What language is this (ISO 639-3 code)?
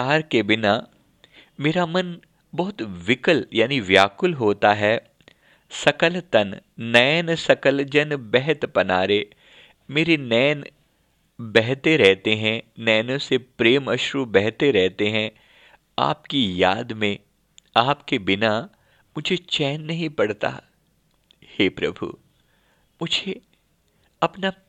hin